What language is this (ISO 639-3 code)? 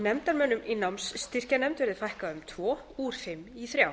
isl